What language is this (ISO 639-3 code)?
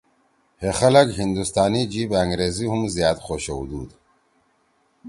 trw